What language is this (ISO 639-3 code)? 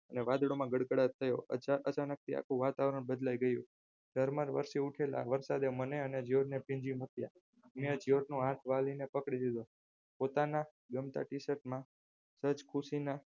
guj